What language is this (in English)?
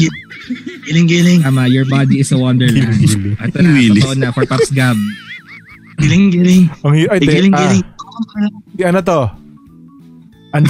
Filipino